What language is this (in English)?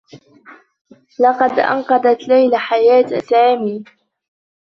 Arabic